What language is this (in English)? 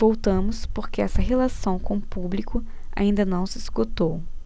Portuguese